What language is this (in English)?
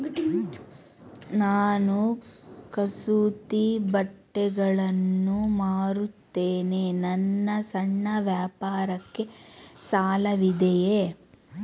Kannada